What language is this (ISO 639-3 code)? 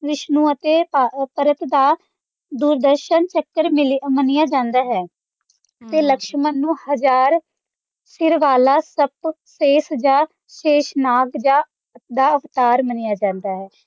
pan